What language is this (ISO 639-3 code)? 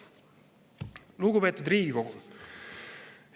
est